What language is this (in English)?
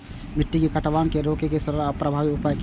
Maithili